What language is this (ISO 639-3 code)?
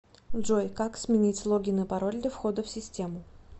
rus